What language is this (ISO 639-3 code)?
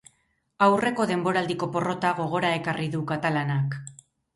eus